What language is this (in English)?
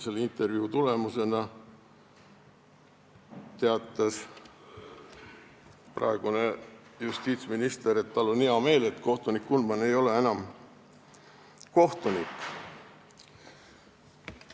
Estonian